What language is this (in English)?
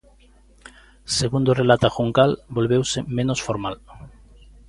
Galician